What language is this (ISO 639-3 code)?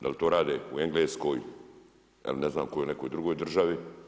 hrv